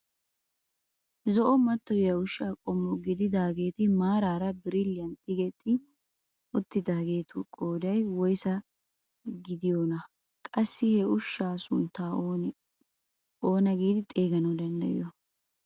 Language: Wolaytta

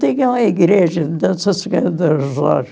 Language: Portuguese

